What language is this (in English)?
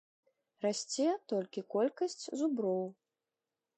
Belarusian